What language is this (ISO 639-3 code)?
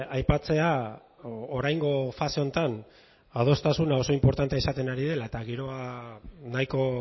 eus